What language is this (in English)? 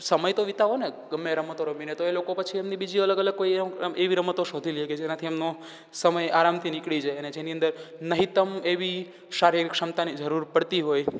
Gujarati